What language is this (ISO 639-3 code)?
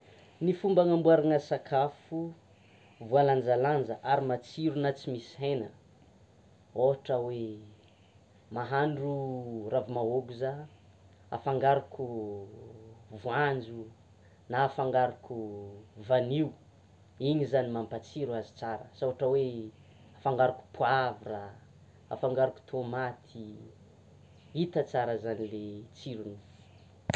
xmw